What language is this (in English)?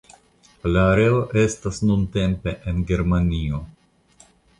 Esperanto